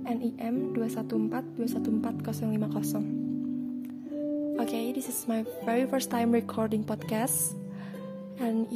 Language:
Indonesian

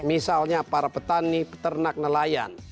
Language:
Indonesian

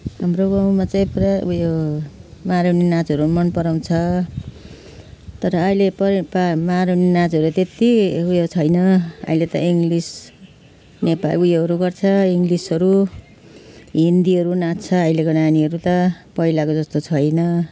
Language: Nepali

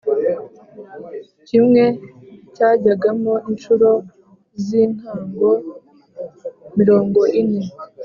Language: Kinyarwanda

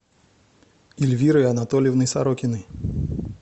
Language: Russian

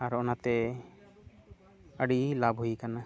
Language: Santali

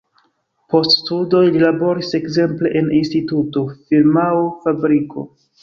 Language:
Esperanto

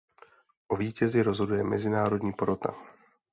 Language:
Czech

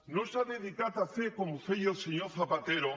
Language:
Catalan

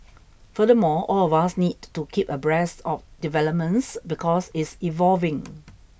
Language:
English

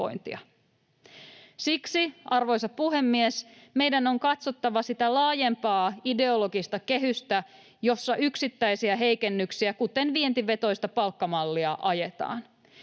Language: Finnish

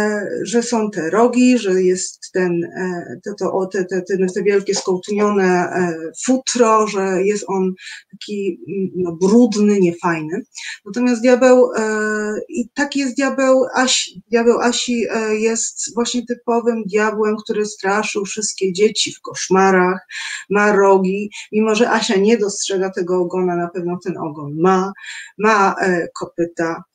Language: Polish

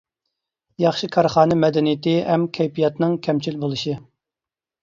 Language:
Uyghur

